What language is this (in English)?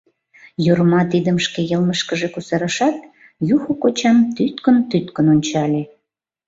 Mari